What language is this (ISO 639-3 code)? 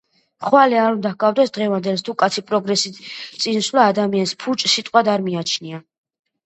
kat